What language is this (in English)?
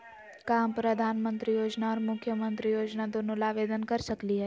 Magahi